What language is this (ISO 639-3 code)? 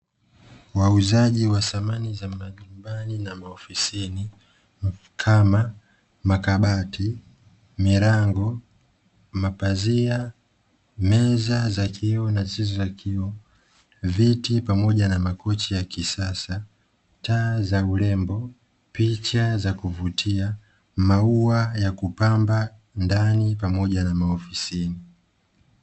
swa